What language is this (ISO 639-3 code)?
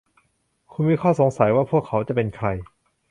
tha